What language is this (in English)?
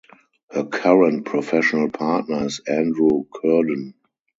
English